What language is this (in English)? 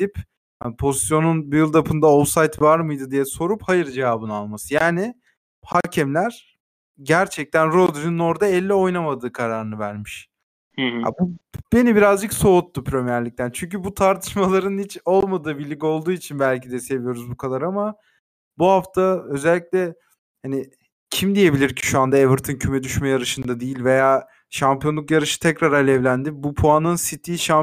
Turkish